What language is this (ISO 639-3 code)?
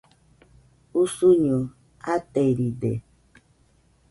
hux